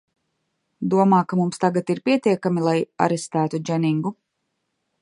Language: Latvian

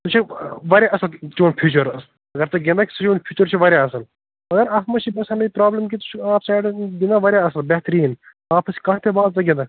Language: Kashmiri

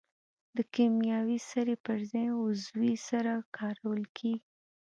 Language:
Pashto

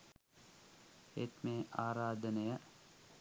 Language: Sinhala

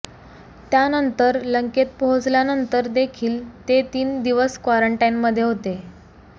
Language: Marathi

